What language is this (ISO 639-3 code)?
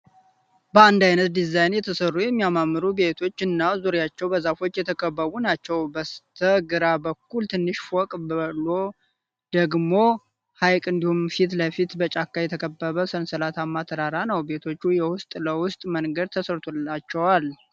amh